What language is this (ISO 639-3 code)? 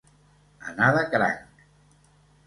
cat